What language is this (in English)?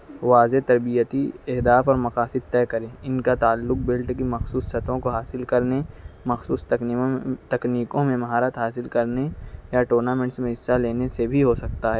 Urdu